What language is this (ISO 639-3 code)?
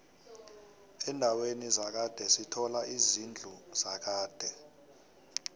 nbl